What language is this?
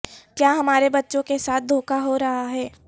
Urdu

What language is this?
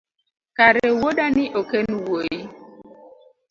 Luo (Kenya and Tanzania)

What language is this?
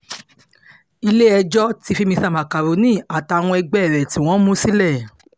Yoruba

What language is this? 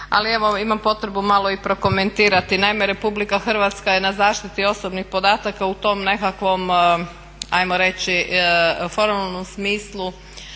Croatian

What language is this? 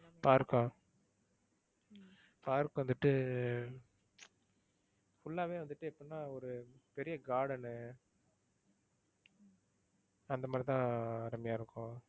Tamil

